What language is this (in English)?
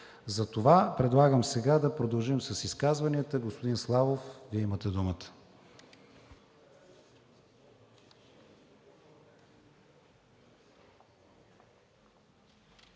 Bulgarian